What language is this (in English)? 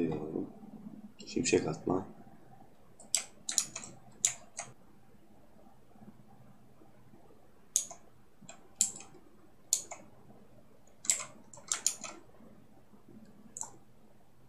Turkish